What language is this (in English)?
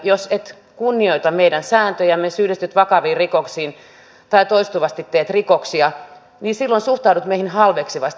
Finnish